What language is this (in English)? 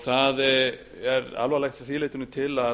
Icelandic